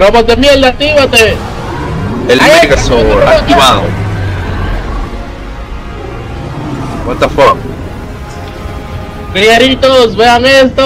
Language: Spanish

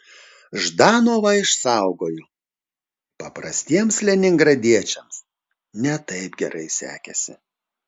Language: Lithuanian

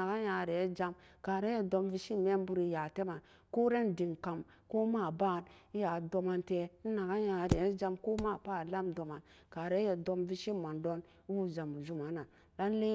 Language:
Samba Daka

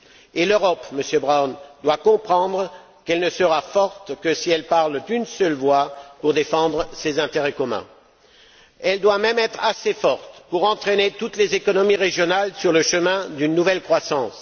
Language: French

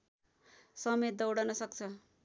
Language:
Nepali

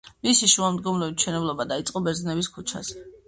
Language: Georgian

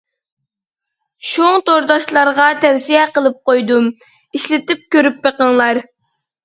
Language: Uyghur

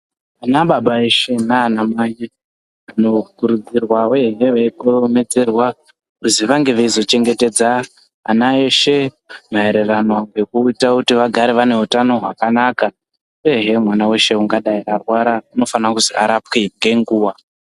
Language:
Ndau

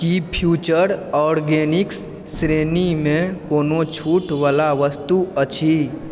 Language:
Maithili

